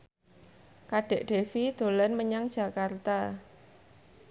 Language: Javanese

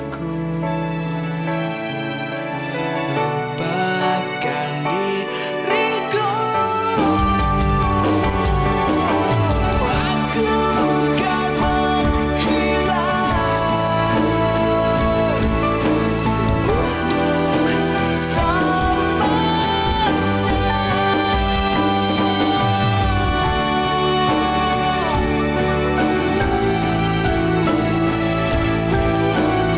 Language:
Indonesian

